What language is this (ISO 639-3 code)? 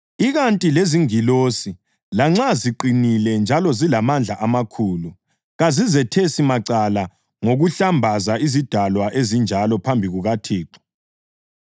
nde